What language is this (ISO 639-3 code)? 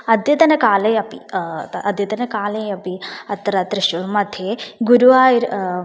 san